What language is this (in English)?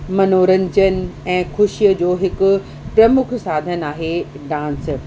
Sindhi